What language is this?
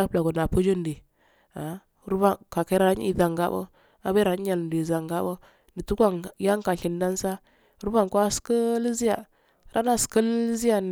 Afade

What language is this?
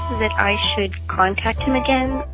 English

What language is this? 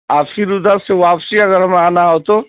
Urdu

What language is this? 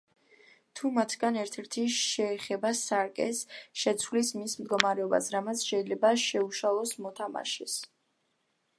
Georgian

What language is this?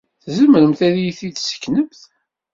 Kabyle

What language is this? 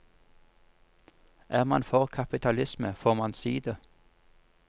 Norwegian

